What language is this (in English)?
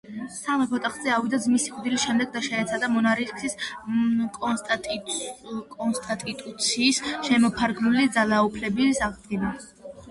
Georgian